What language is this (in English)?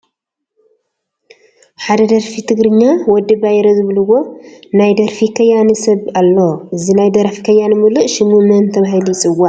Tigrinya